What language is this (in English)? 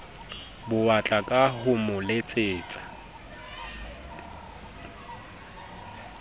Southern Sotho